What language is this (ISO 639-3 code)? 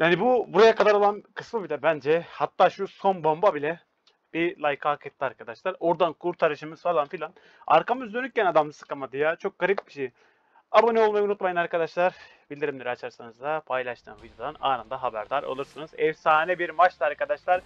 tur